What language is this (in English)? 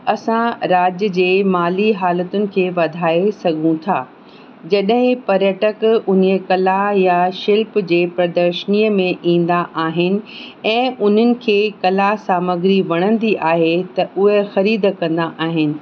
Sindhi